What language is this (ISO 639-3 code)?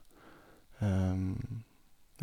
nor